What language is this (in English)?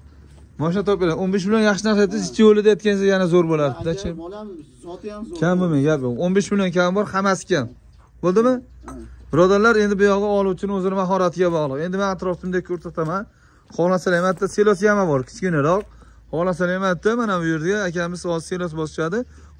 Turkish